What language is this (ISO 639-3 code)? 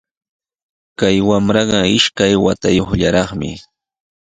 qws